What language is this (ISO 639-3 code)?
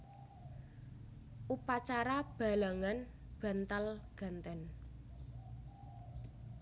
jav